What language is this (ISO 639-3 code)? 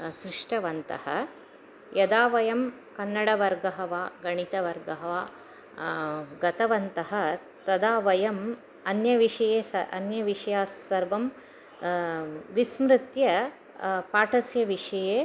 san